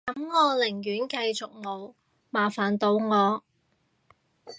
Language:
Cantonese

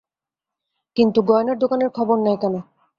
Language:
Bangla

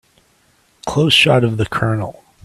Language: English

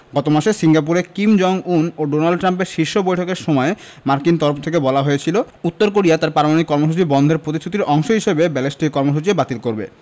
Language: Bangla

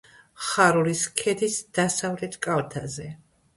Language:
Georgian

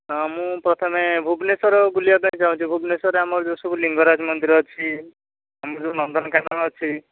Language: Odia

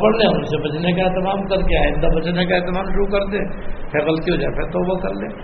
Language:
Urdu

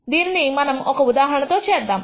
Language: Telugu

